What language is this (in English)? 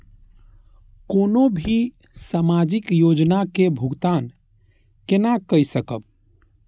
Maithili